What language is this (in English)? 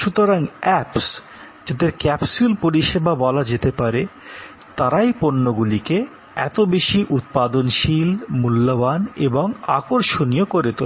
Bangla